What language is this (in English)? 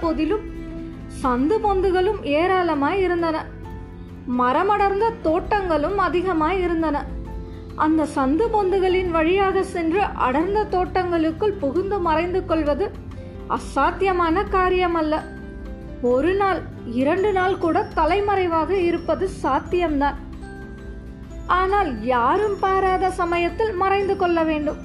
Tamil